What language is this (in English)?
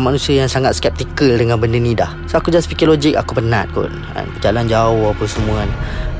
Malay